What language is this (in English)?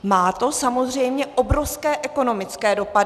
Czech